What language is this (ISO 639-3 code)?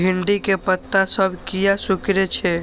mai